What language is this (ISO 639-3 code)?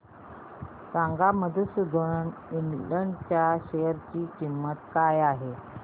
mar